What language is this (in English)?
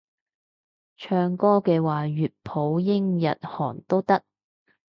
Cantonese